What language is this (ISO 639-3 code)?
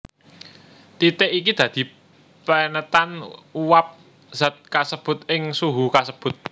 jav